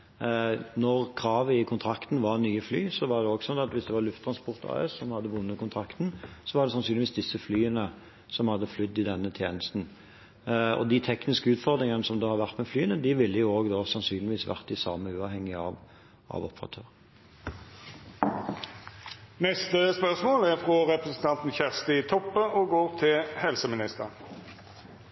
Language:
Norwegian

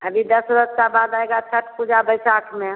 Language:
Hindi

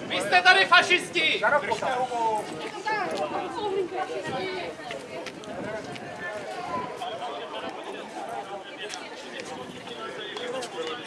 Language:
Czech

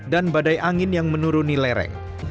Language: Indonesian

